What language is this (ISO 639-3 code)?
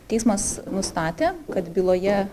lit